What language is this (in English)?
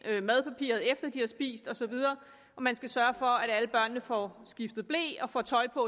Danish